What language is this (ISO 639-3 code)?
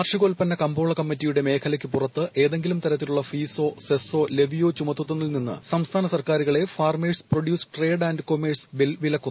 mal